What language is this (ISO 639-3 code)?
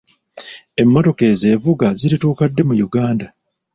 lug